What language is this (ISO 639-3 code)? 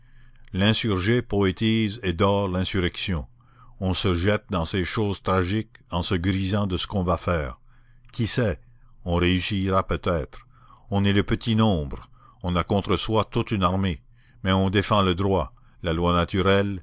fra